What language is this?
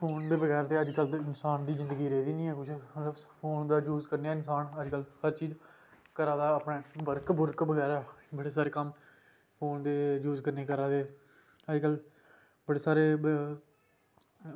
Dogri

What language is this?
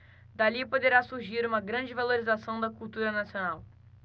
Portuguese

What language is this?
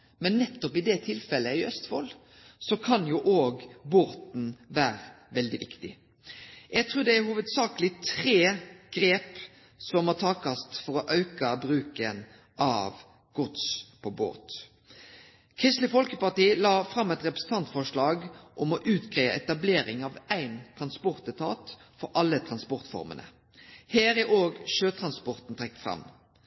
Norwegian Nynorsk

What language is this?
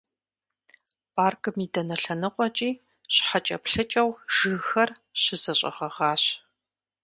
Kabardian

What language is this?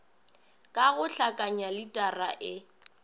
Northern Sotho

